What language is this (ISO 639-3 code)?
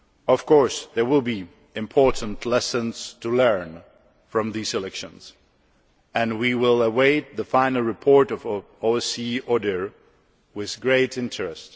eng